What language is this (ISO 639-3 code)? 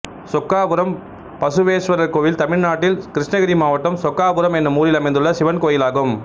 tam